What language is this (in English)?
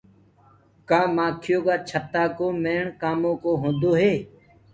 Gurgula